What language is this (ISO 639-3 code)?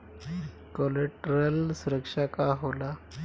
bho